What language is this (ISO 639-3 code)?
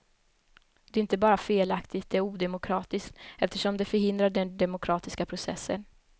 swe